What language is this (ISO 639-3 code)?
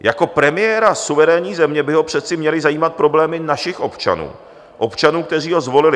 ces